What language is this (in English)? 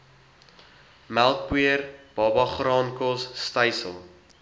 Afrikaans